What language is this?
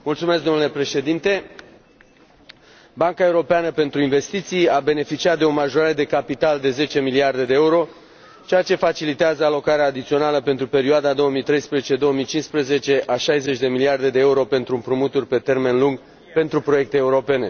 Romanian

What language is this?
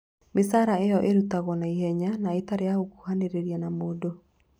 Kikuyu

